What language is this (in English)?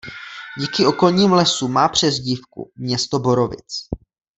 Czech